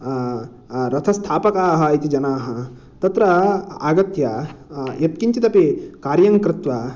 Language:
Sanskrit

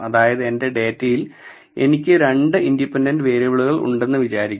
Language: Malayalam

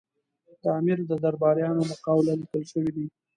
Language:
Pashto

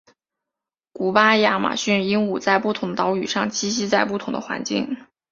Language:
Chinese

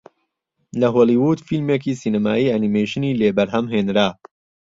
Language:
Central Kurdish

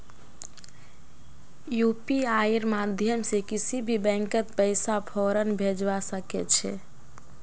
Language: Magahi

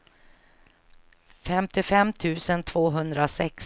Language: Swedish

